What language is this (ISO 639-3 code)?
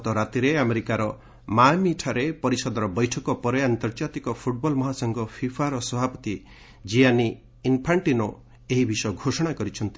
ori